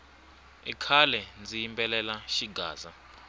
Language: Tsonga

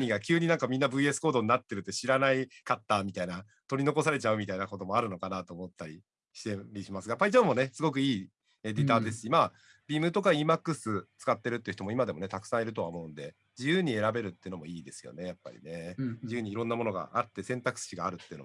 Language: Japanese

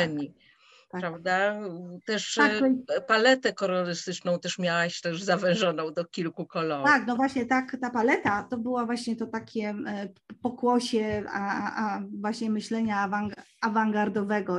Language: Polish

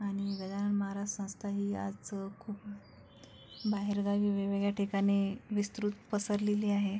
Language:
Marathi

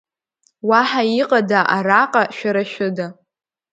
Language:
Abkhazian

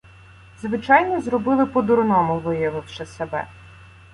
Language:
Ukrainian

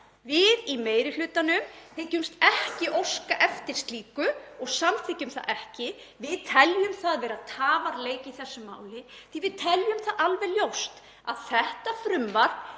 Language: Icelandic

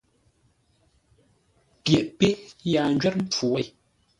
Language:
Ngombale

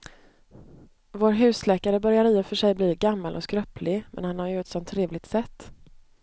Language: Swedish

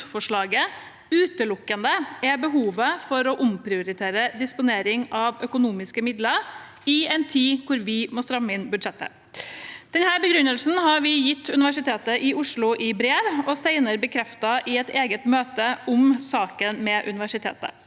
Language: Norwegian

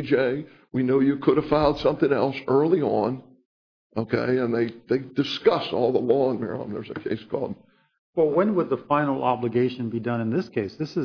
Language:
English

